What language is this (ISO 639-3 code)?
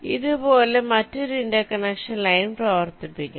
mal